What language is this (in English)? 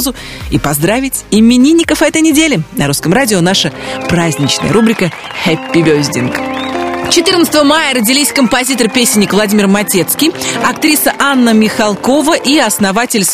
Russian